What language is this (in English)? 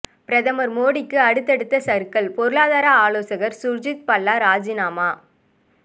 Tamil